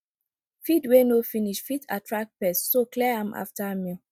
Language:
Nigerian Pidgin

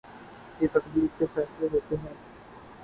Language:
Urdu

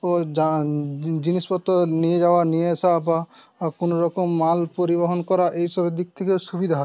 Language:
Bangla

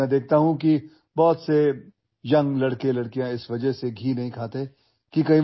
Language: Marathi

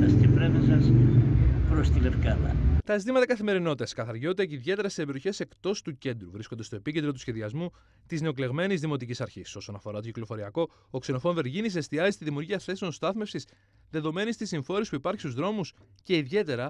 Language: Greek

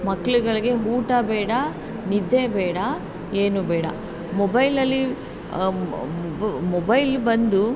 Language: Kannada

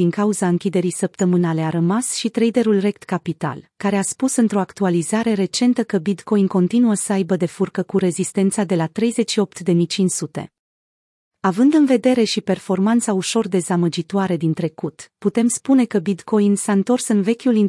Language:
Romanian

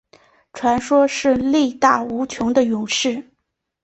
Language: Chinese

